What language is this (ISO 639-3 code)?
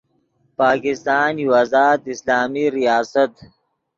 ydg